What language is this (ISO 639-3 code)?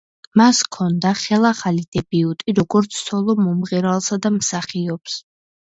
kat